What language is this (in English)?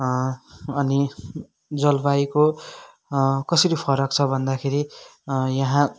Nepali